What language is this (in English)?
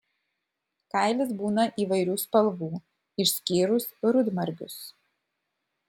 Lithuanian